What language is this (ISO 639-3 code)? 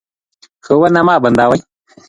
pus